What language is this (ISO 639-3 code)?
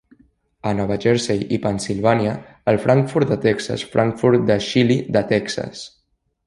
cat